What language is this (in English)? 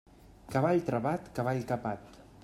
Catalan